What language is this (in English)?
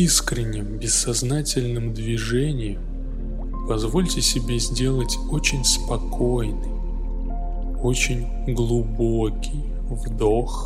Russian